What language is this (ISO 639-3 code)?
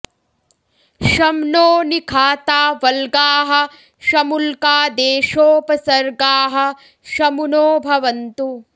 san